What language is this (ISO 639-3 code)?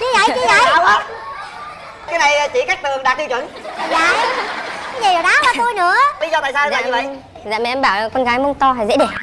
vie